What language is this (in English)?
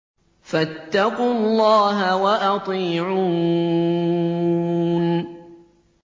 Arabic